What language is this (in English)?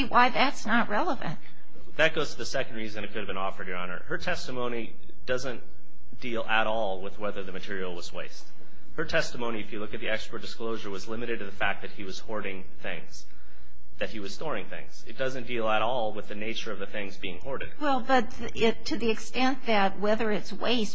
English